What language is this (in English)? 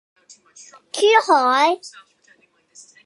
Cantonese